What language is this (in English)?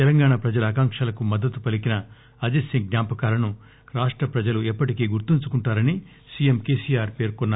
Telugu